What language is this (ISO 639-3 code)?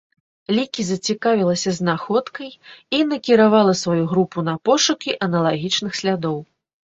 bel